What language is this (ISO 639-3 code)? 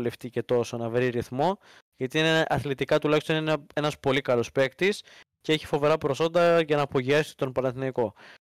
ell